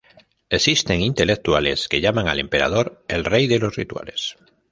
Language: Spanish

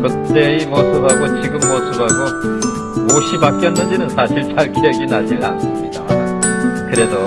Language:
Korean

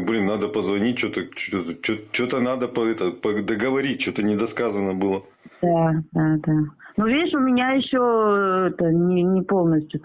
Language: Russian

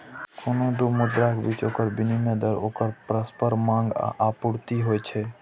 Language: Maithili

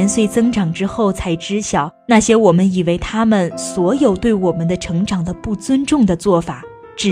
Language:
Chinese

